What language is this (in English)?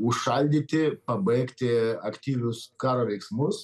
Lithuanian